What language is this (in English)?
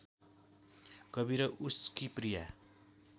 Nepali